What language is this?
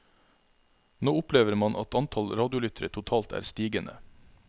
Norwegian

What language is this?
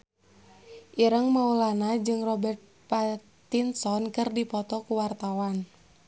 Sundanese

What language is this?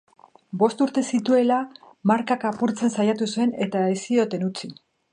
Basque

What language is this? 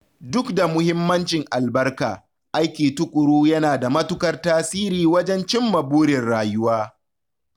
Hausa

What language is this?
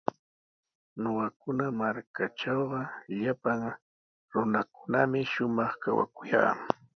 Sihuas Ancash Quechua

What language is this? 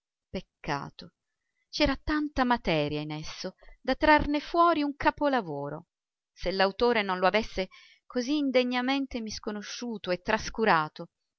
Italian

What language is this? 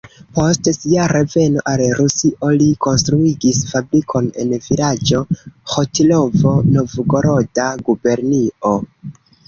Esperanto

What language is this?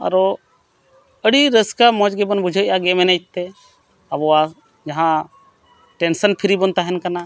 Santali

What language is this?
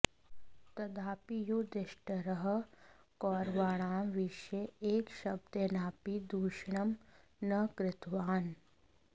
Sanskrit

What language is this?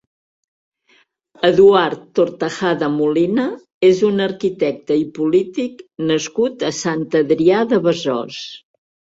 Catalan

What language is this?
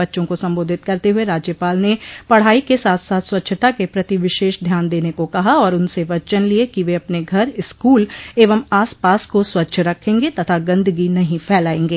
Hindi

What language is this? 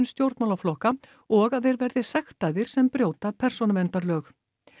Icelandic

